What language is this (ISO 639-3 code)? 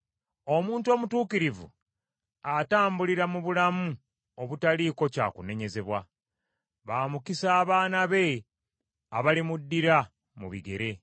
lug